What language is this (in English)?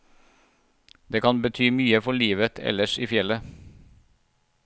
Norwegian